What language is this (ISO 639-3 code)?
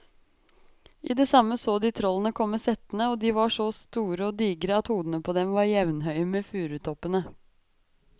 nor